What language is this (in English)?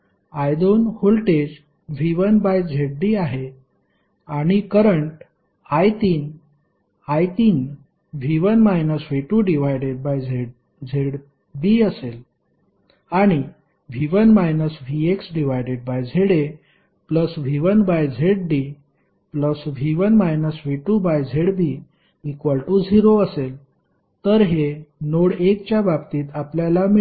Marathi